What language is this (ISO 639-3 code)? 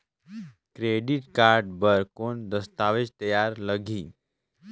hne